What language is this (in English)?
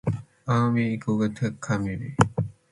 Matsés